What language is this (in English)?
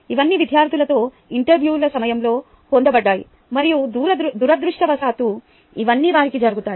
Telugu